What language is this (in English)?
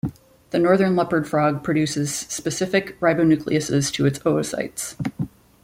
English